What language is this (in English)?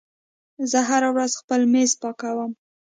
Pashto